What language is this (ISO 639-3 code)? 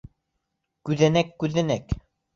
bak